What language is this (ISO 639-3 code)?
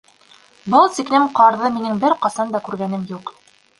bak